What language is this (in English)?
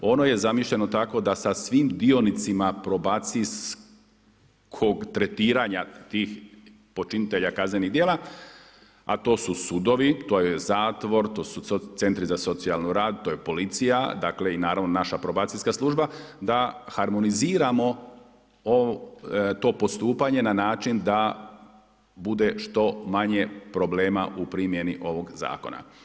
Croatian